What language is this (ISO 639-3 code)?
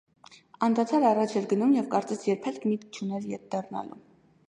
hye